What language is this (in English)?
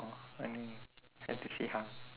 English